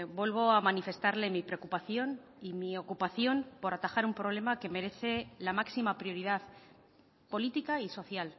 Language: Spanish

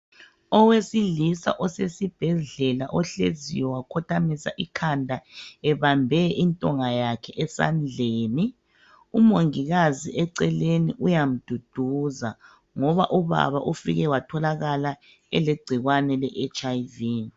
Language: North Ndebele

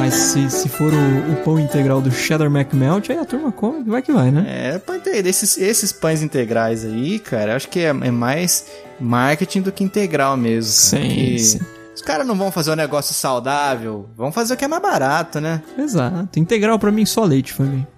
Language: Portuguese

